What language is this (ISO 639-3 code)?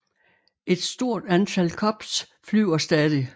dan